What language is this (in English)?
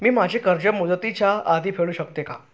Marathi